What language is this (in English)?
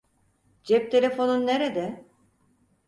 Turkish